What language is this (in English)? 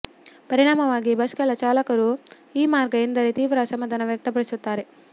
Kannada